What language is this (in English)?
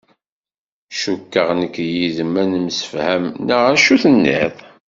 Kabyle